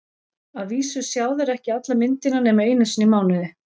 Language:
Icelandic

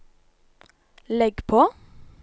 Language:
Norwegian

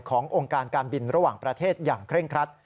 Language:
Thai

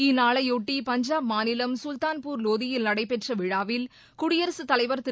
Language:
Tamil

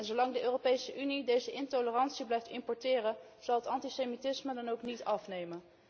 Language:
Dutch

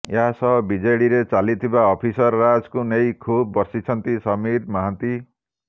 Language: Odia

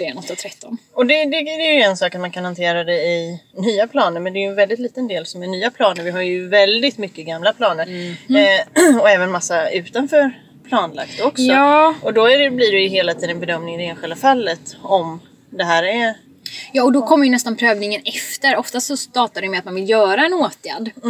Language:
Swedish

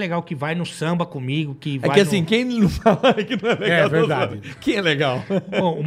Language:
Portuguese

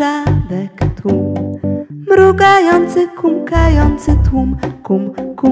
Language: Polish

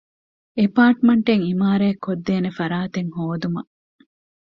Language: Divehi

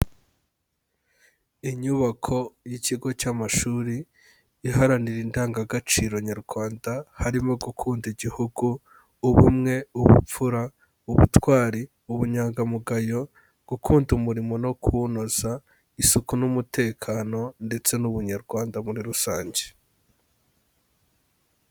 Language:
Kinyarwanda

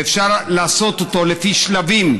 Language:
Hebrew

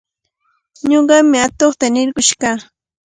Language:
Cajatambo North Lima Quechua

